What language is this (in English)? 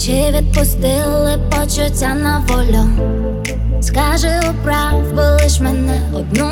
Ukrainian